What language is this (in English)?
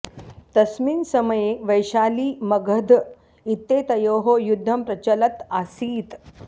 Sanskrit